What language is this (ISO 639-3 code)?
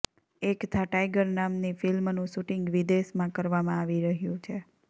guj